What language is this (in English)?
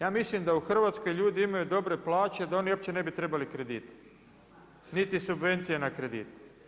Croatian